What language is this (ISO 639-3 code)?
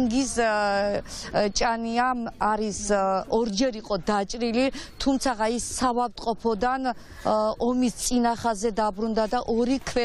ron